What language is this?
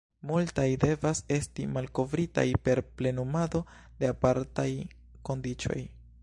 Esperanto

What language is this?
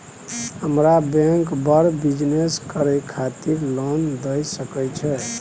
Maithili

